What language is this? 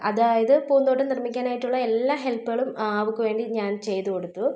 Malayalam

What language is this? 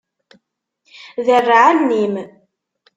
Kabyle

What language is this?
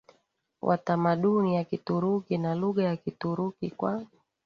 Swahili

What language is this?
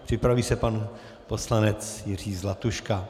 Czech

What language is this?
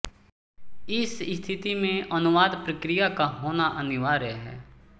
Hindi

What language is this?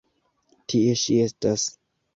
Esperanto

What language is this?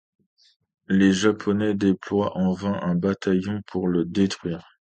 French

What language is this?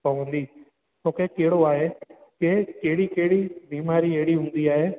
Sindhi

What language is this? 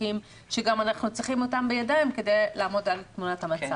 Hebrew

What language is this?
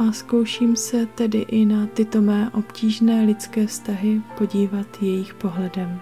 Czech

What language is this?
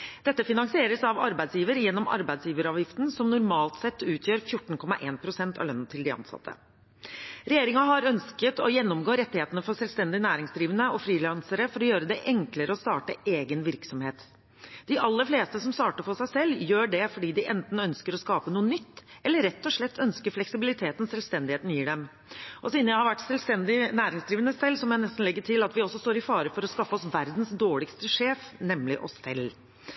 Norwegian Bokmål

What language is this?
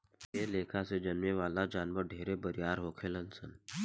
Bhojpuri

